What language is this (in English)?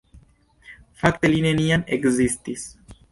Esperanto